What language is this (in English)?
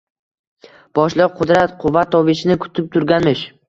Uzbek